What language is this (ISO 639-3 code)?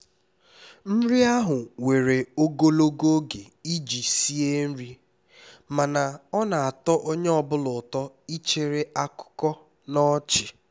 ibo